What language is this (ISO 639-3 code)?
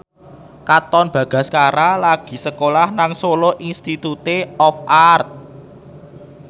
jav